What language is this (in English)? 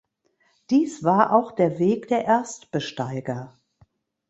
German